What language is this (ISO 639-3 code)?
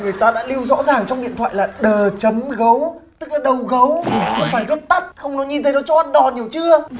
vie